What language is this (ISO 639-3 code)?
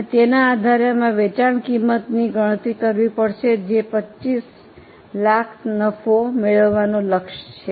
guj